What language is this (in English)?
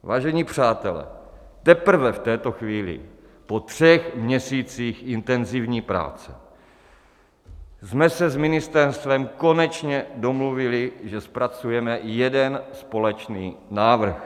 Czech